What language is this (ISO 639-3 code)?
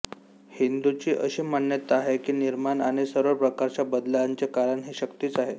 mar